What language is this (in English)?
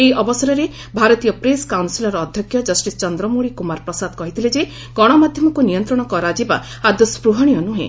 Odia